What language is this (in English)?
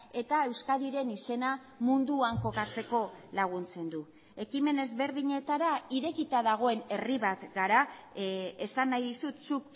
Basque